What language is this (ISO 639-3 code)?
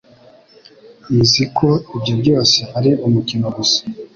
kin